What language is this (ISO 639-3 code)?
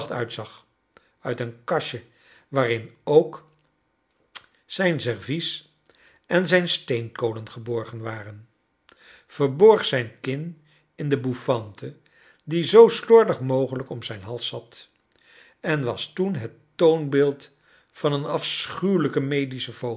nld